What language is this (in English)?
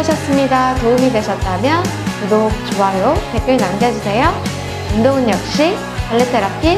Korean